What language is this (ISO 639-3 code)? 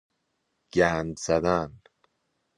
fas